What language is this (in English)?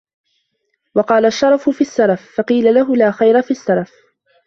Arabic